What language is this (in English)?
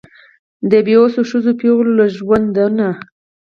Pashto